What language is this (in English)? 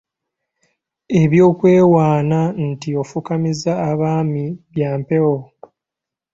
Ganda